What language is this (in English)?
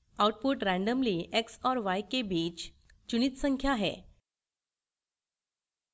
Hindi